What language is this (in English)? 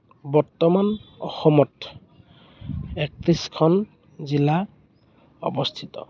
Assamese